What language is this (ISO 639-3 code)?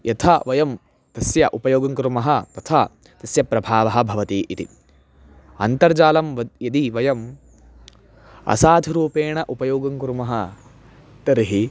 san